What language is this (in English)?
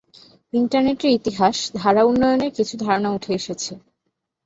Bangla